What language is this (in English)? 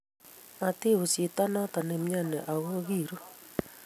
Kalenjin